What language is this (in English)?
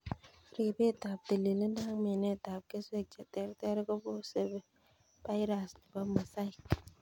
Kalenjin